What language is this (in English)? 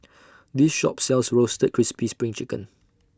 English